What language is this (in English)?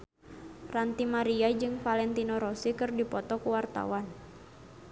Sundanese